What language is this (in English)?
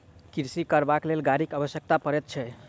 Maithili